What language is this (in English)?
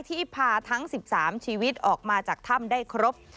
Thai